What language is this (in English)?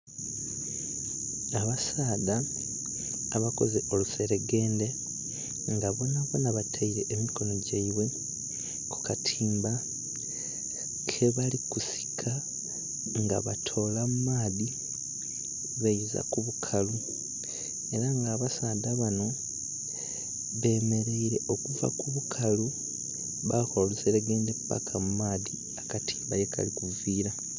Soga